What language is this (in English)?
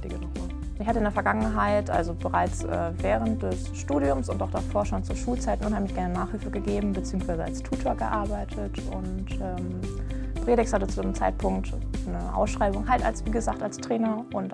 German